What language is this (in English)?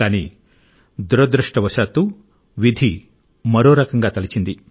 Telugu